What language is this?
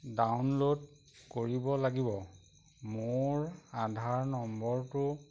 Assamese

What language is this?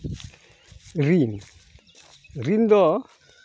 Santali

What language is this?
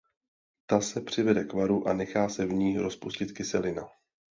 Czech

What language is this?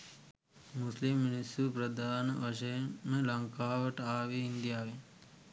Sinhala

